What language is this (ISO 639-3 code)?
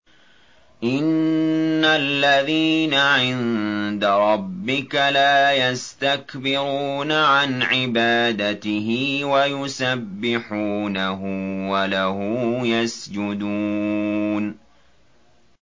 ara